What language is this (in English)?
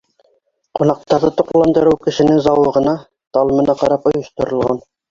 Bashkir